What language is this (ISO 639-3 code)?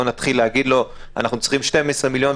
heb